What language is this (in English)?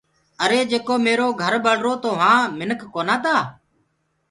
Gurgula